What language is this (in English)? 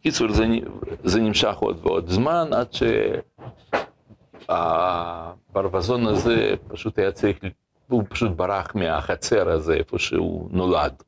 Hebrew